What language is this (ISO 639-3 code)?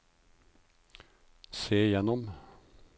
nor